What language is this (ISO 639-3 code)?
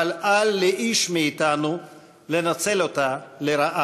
heb